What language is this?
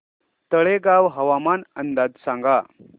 Marathi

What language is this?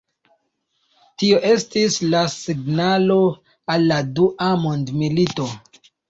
Esperanto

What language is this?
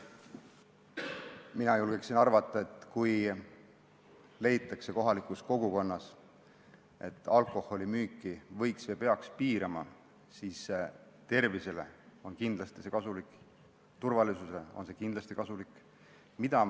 Estonian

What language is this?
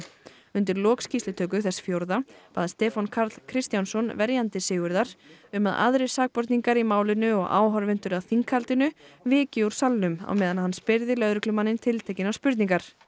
Icelandic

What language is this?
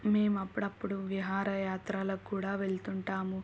Telugu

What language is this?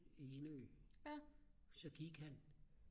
Danish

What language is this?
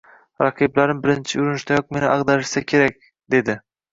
Uzbek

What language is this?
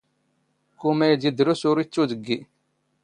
Standard Moroccan Tamazight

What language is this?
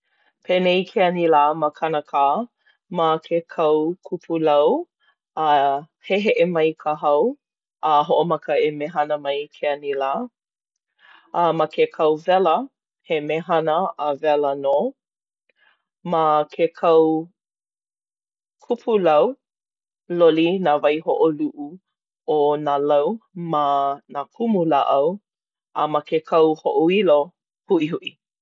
Hawaiian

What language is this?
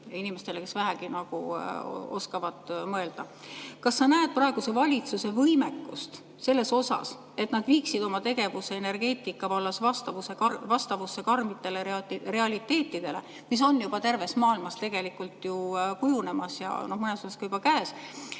Estonian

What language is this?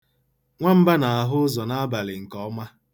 Igbo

